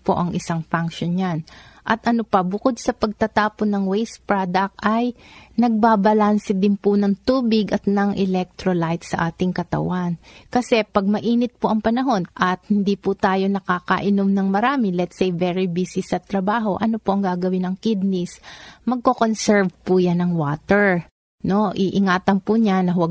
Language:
Filipino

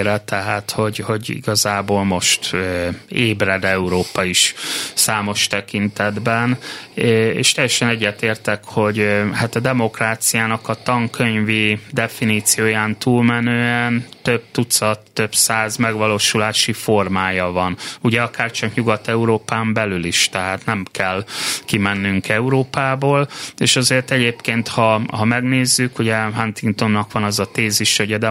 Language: Hungarian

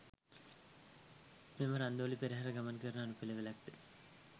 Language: Sinhala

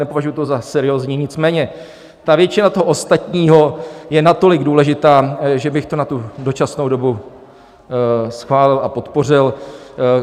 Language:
Czech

